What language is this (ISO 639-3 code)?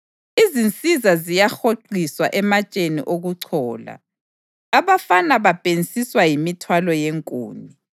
nde